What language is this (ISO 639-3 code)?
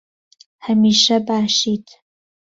ckb